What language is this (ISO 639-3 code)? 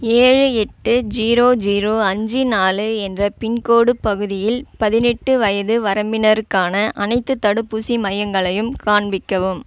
tam